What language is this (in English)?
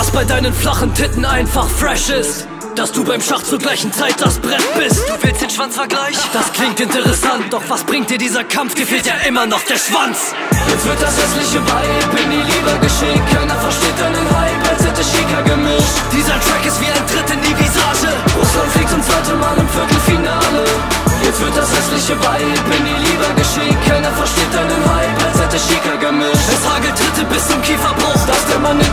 German